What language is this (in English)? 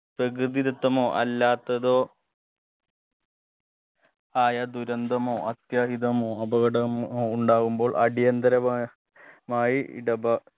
Malayalam